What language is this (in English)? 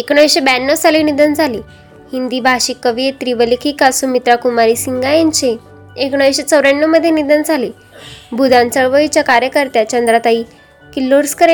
Marathi